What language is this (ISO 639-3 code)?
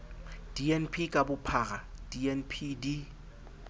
sot